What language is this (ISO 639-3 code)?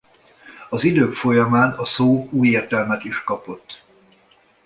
hun